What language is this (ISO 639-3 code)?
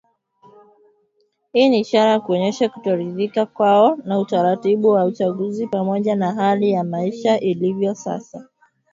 swa